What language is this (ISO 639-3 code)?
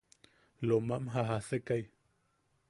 yaq